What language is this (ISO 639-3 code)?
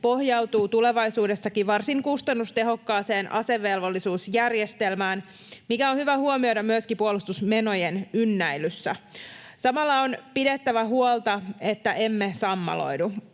fin